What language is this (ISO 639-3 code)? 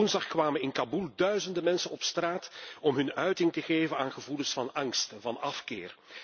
nld